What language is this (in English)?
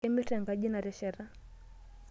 Masai